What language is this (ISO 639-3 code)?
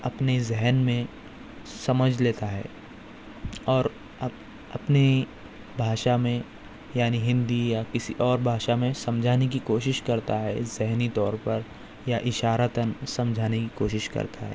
urd